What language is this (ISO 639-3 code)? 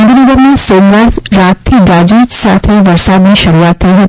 guj